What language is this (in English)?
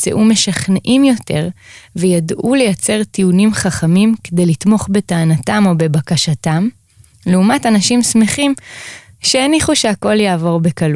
Hebrew